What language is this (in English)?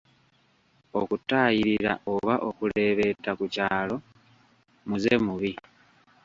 Ganda